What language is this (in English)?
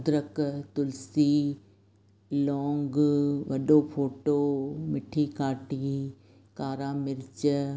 Sindhi